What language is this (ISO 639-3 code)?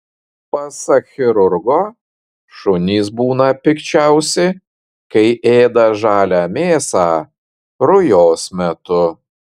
lit